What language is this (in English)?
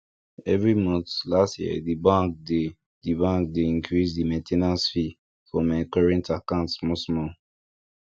Nigerian Pidgin